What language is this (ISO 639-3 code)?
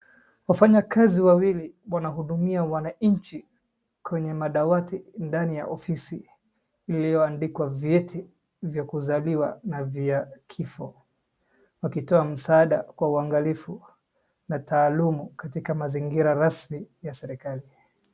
swa